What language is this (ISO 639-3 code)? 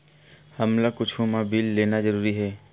hne